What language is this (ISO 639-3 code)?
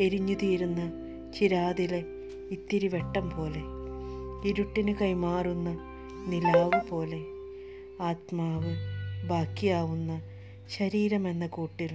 mal